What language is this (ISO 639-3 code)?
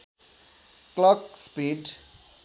nep